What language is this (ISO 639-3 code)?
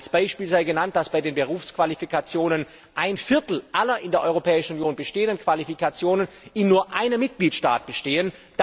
deu